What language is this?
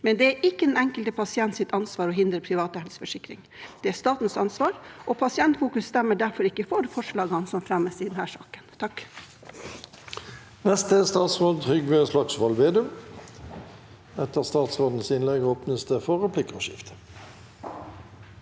Norwegian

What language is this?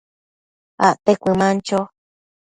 Matsés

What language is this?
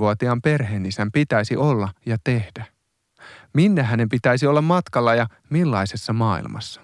Finnish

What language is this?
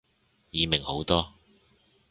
Cantonese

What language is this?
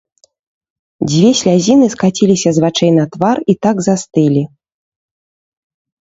Belarusian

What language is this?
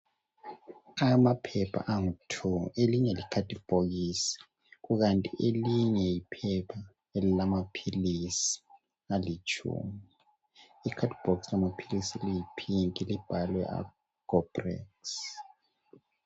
North Ndebele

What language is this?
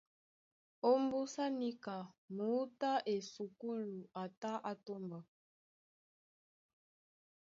Duala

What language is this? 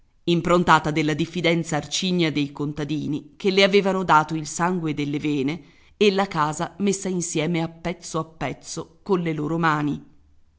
Italian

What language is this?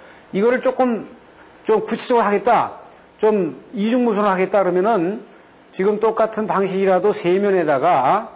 Korean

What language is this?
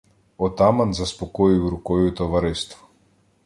Ukrainian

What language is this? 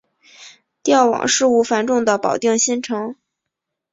Chinese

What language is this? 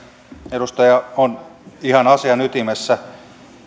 Finnish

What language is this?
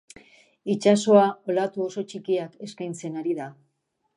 Basque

